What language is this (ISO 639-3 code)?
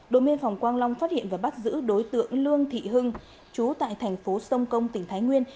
vie